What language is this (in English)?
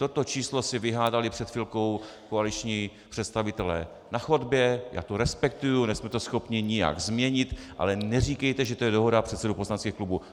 Czech